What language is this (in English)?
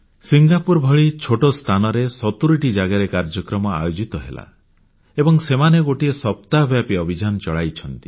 Odia